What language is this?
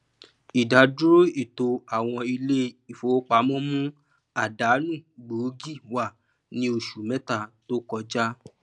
Yoruba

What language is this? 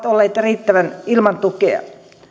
Finnish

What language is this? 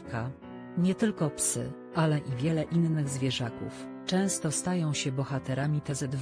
Polish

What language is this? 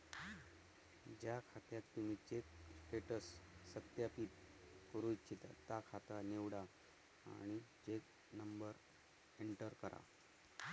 Marathi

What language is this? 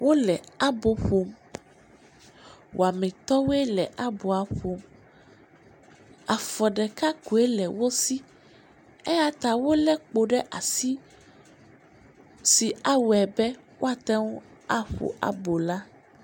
Ewe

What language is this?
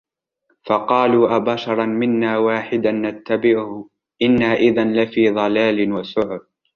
Arabic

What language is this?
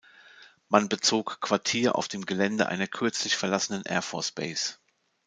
German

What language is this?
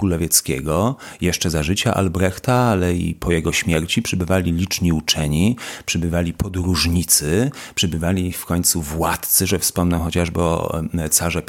Polish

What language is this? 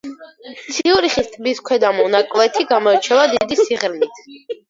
Georgian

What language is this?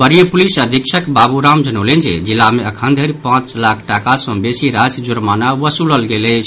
Maithili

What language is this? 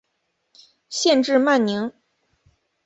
Chinese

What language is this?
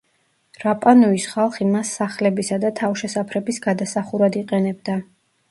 Georgian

